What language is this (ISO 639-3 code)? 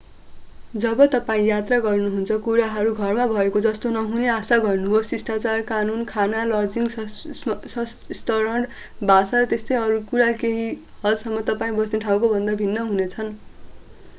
nep